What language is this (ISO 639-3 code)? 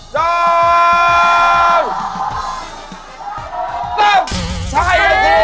tha